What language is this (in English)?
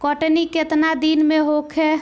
Bhojpuri